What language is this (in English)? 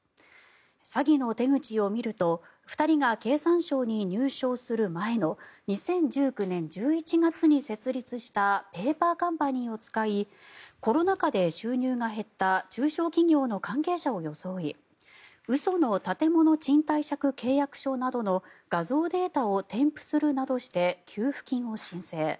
Japanese